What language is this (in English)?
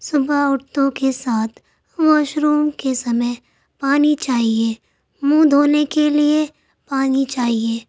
Urdu